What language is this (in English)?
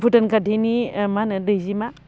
Bodo